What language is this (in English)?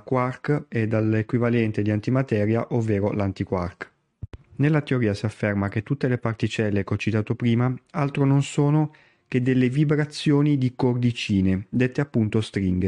Italian